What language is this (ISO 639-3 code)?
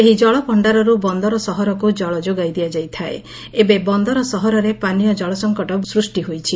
ori